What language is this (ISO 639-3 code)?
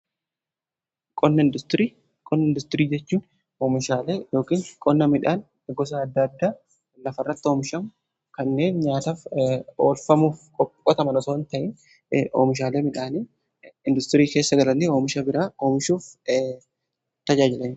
orm